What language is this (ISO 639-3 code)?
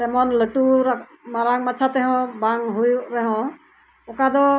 sat